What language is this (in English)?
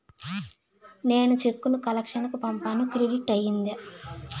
Telugu